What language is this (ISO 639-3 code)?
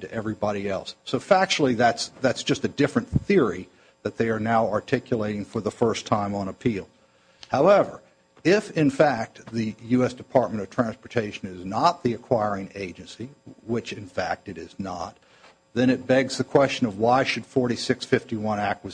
eng